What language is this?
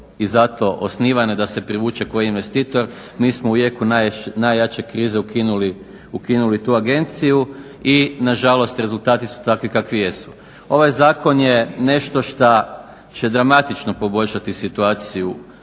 Croatian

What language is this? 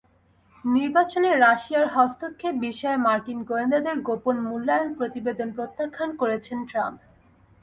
Bangla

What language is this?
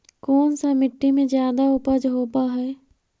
Magahi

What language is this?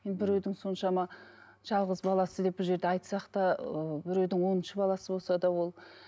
Kazakh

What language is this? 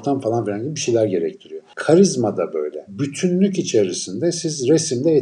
Turkish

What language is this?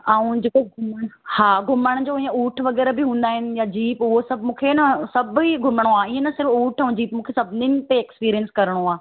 Sindhi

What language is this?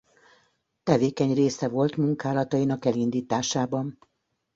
Hungarian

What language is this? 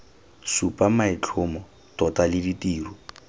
Tswana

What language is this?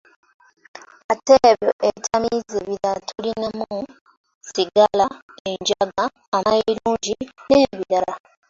Ganda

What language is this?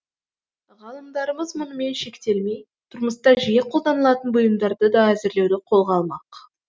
Kazakh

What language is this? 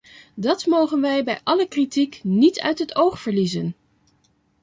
Dutch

